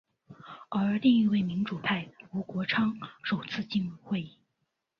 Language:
Chinese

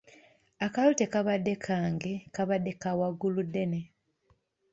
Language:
Ganda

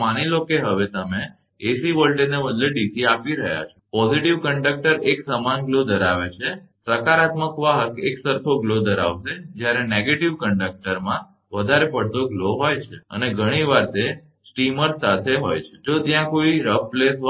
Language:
Gujarati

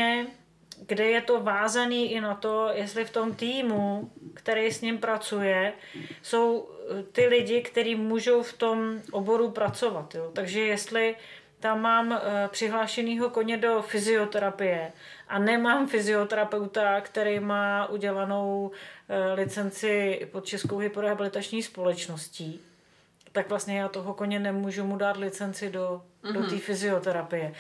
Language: Czech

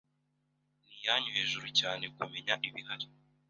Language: Kinyarwanda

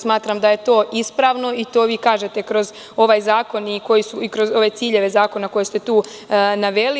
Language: Serbian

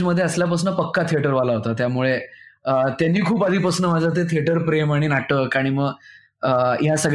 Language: Marathi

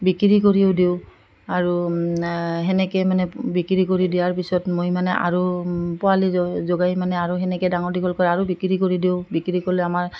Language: Assamese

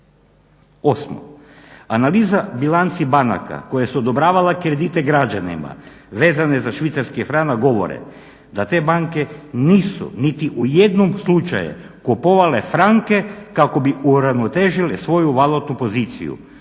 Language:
Croatian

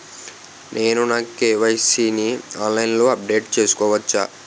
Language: Telugu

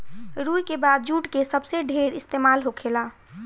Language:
Bhojpuri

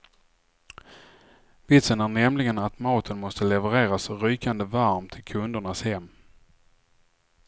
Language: Swedish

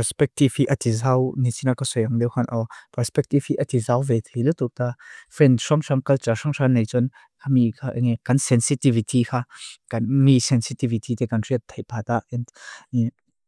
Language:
Mizo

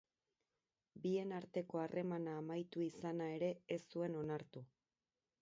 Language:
Basque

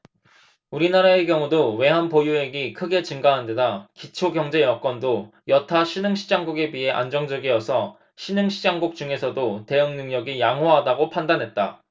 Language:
Korean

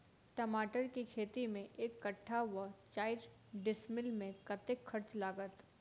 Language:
Maithili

